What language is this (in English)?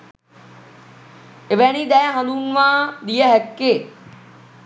Sinhala